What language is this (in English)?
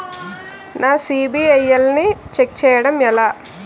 Telugu